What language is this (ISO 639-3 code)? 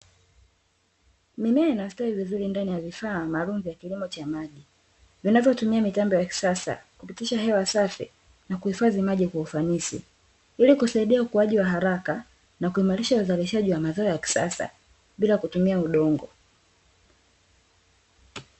swa